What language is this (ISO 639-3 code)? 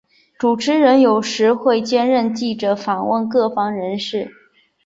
zho